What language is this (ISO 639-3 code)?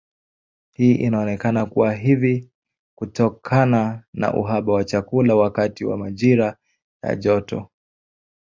swa